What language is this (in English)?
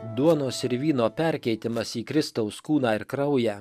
Lithuanian